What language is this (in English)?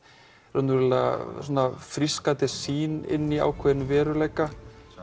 Icelandic